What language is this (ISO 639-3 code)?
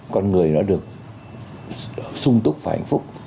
vie